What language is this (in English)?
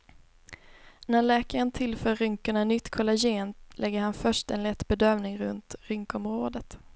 Swedish